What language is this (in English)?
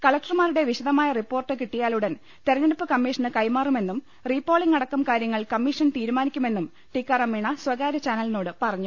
Malayalam